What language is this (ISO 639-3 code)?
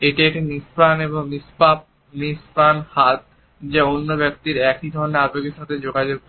ben